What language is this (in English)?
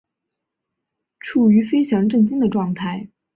Chinese